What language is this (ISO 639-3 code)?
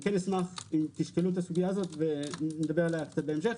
heb